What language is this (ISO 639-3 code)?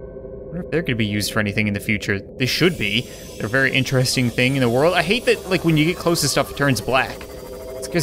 eng